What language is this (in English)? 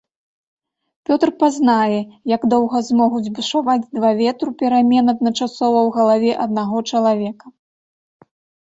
Belarusian